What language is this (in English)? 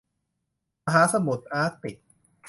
Thai